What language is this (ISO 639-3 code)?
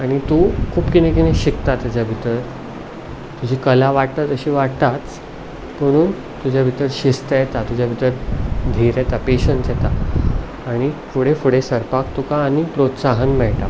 kok